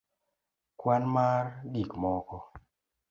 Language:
Luo (Kenya and Tanzania)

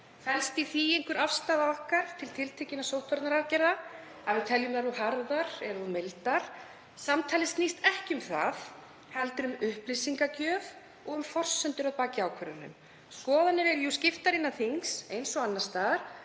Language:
Icelandic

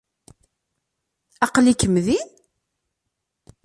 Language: Kabyle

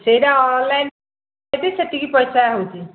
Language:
Odia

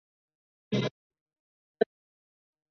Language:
Chinese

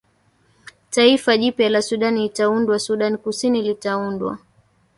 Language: Swahili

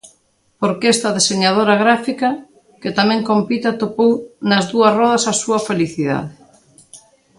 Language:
Galician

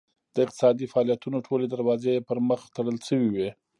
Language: Pashto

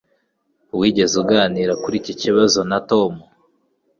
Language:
Kinyarwanda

